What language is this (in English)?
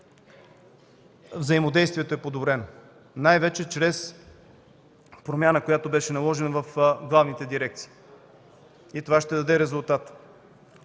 Bulgarian